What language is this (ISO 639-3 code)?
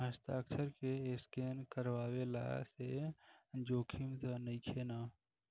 bho